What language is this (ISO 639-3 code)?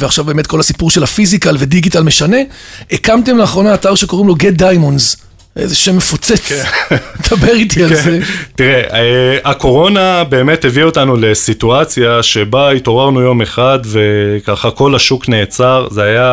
heb